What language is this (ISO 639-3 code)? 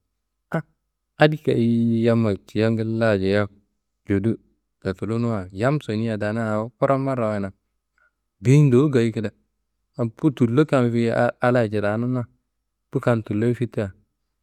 kbl